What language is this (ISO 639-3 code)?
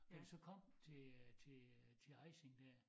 dan